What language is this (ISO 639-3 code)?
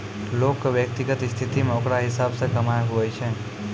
mai